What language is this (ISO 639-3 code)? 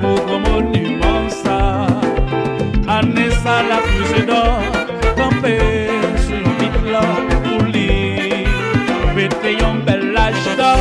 fra